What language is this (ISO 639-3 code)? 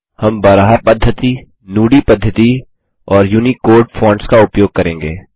hin